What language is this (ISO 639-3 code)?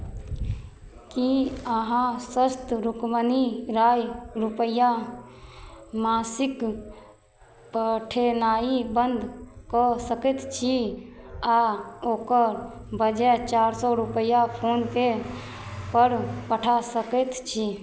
mai